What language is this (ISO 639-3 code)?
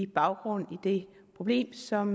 dan